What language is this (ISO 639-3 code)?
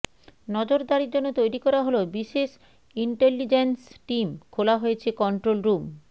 ben